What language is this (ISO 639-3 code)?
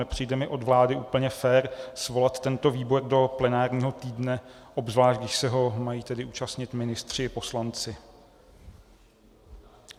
ces